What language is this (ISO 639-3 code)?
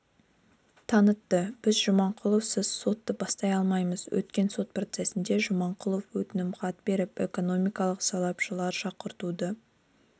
kaz